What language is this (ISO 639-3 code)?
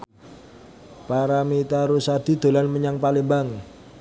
jav